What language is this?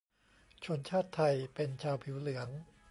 Thai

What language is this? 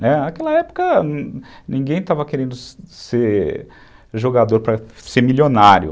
Portuguese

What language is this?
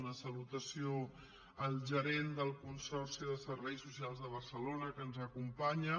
Catalan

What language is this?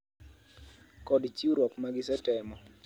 Luo (Kenya and Tanzania)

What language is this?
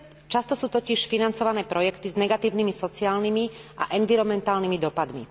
Slovak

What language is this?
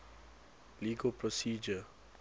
English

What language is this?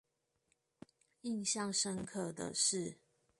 Chinese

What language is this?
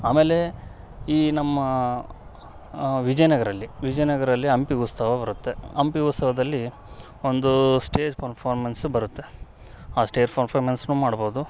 Kannada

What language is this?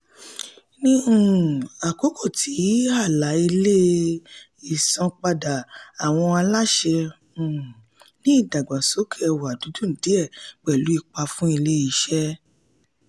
Yoruba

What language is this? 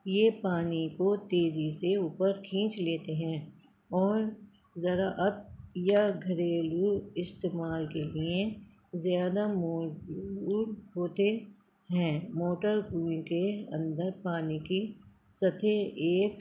Urdu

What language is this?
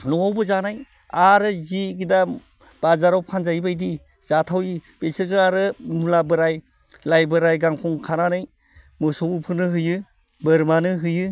Bodo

